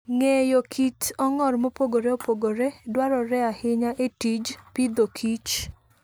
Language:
Luo (Kenya and Tanzania)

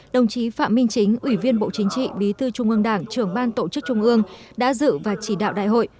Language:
Vietnamese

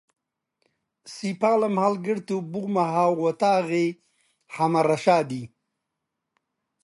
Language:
Central Kurdish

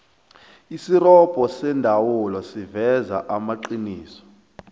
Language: South Ndebele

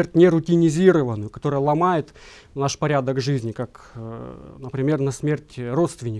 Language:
Russian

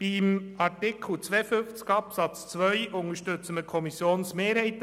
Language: Swiss German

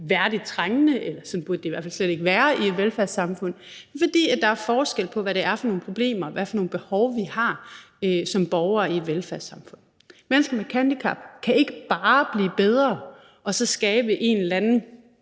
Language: Danish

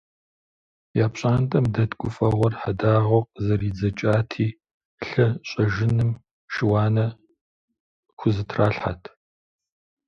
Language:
Kabardian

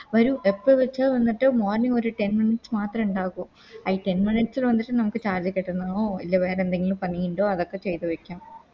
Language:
Malayalam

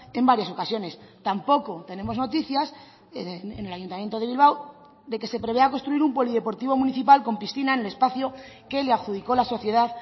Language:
Spanish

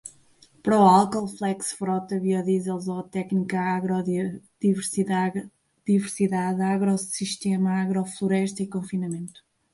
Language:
Portuguese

